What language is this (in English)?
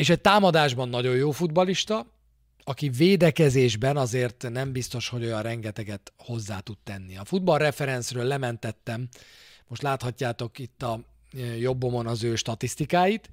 Hungarian